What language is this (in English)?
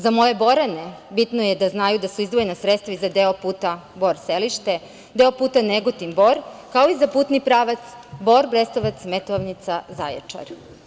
Serbian